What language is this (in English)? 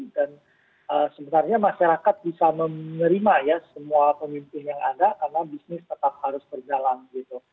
Indonesian